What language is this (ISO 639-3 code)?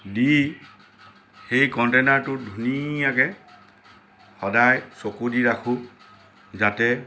asm